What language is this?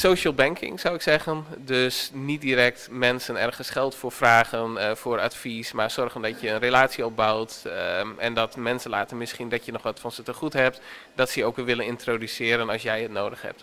Dutch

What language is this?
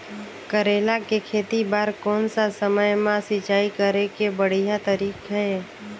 Chhattisgarhi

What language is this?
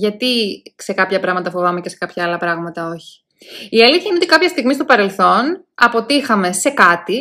Greek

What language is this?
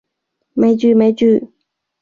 Cantonese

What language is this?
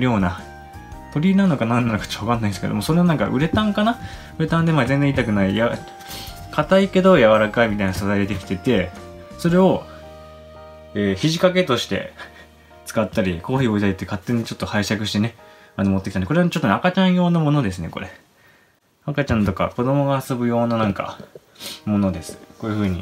Japanese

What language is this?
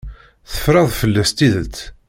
Kabyle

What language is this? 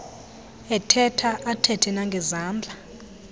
Xhosa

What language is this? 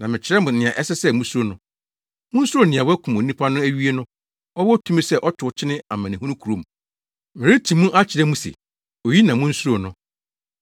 Akan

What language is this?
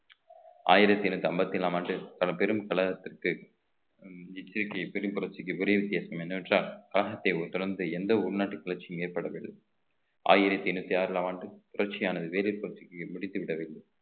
Tamil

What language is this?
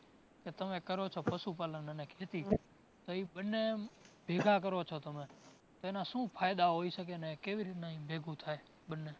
Gujarati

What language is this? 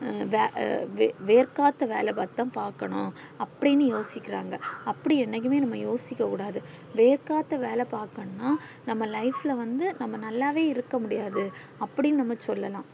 Tamil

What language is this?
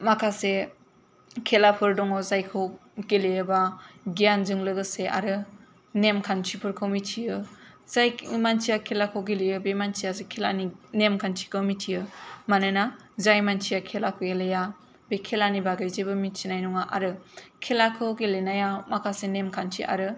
Bodo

